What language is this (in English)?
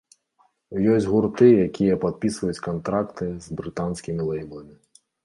Belarusian